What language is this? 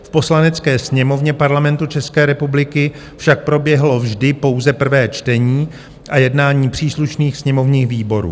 Czech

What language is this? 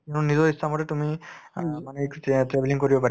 Assamese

